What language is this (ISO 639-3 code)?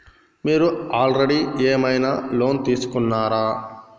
tel